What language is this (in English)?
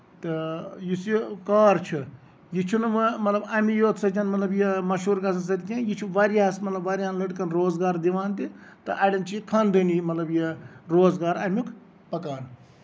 Kashmiri